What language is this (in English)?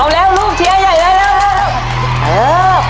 Thai